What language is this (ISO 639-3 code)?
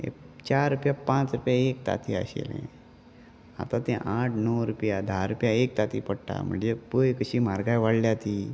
kok